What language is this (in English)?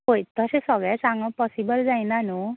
Konkani